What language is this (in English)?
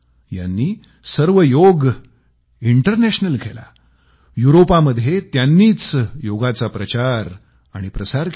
Marathi